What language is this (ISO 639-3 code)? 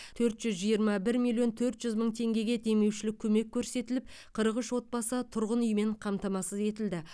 kaz